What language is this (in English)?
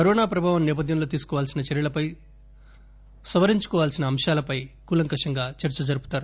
Telugu